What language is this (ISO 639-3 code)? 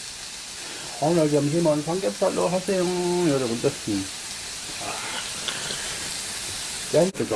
kor